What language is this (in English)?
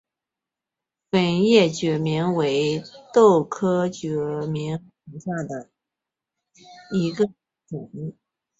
Chinese